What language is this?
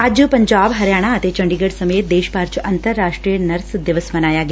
Punjabi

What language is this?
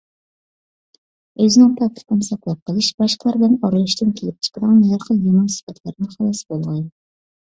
Uyghur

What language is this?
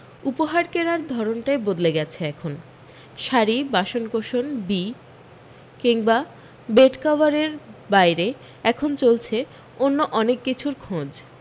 Bangla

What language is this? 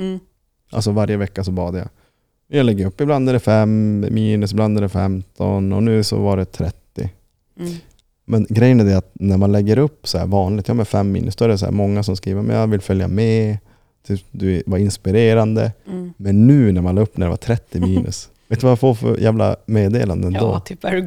Swedish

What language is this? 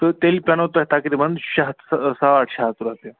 Kashmiri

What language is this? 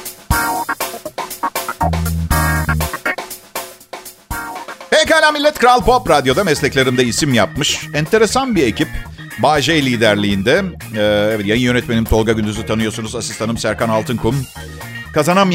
Turkish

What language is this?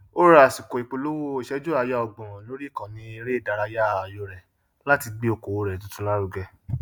Yoruba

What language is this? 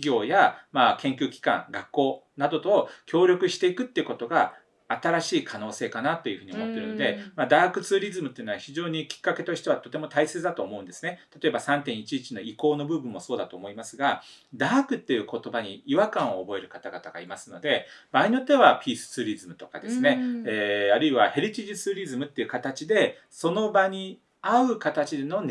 Japanese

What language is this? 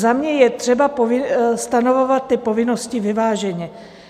Czech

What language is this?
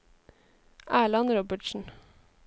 Norwegian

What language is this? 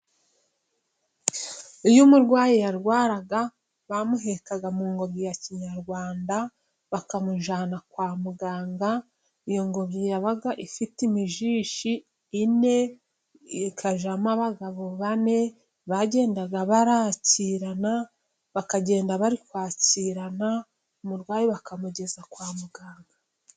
Kinyarwanda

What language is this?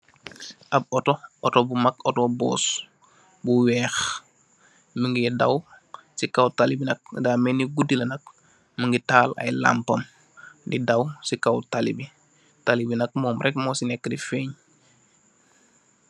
Wolof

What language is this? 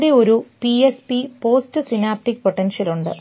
Malayalam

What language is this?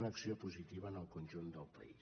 Catalan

